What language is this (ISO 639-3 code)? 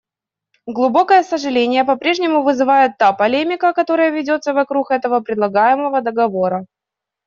rus